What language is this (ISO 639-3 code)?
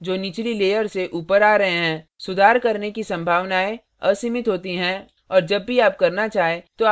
hin